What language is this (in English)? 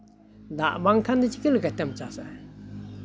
Santali